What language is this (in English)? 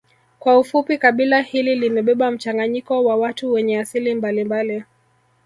Swahili